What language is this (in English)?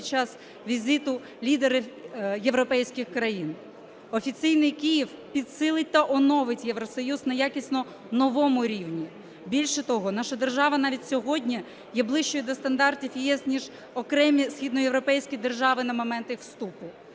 Ukrainian